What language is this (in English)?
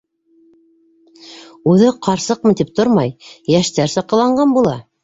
Bashkir